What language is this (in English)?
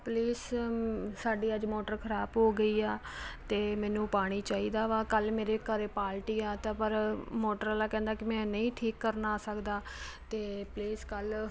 Punjabi